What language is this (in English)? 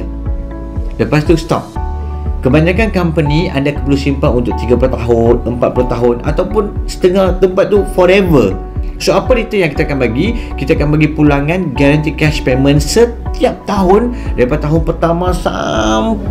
Malay